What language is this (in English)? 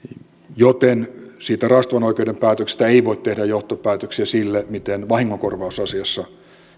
Finnish